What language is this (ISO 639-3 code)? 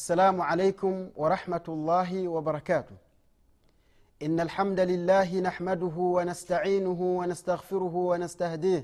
swa